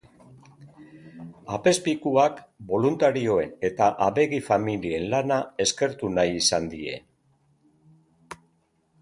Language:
Basque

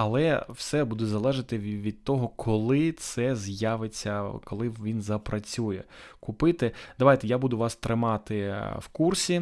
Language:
Ukrainian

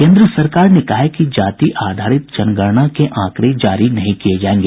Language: Hindi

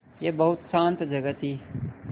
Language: Hindi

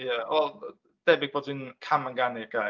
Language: Welsh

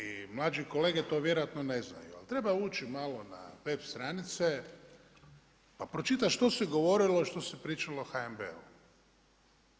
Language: Croatian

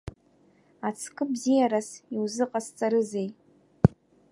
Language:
Abkhazian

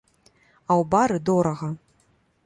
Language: Belarusian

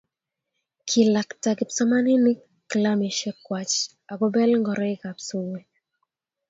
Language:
Kalenjin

